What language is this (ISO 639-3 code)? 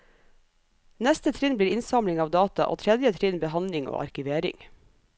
nor